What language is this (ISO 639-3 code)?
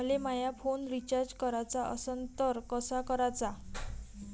mar